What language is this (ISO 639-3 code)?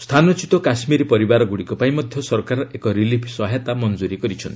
ori